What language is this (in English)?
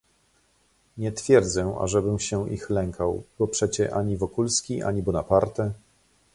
Polish